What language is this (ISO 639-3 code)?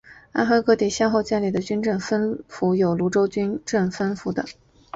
zho